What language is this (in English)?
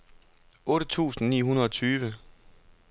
Danish